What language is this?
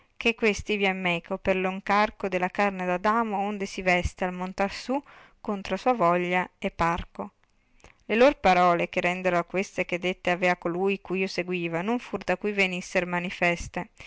Italian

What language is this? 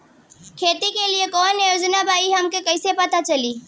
Bhojpuri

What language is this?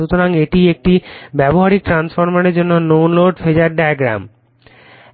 Bangla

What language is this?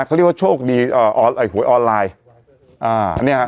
Thai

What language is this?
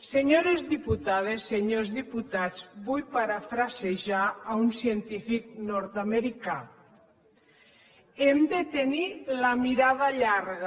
Catalan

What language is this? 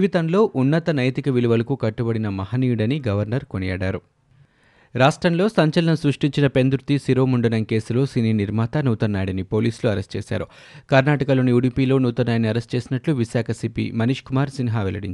Telugu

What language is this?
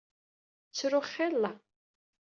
Kabyle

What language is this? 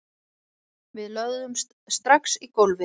Icelandic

